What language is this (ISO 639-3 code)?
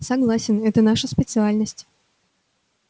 rus